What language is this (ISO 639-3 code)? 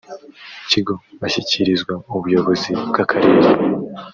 kin